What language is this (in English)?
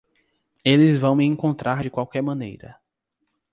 Portuguese